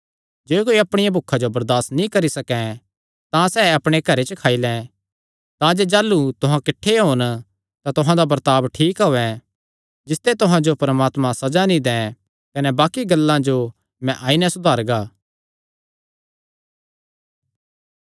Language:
Kangri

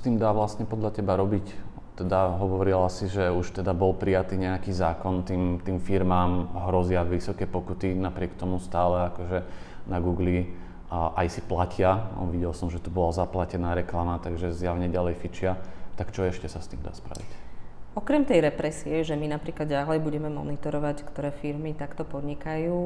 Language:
Slovak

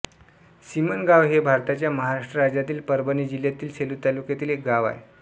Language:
Marathi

